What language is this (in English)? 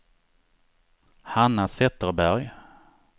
Swedish